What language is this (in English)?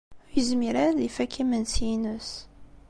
Kabyle